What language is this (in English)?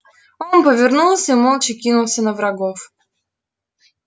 Russian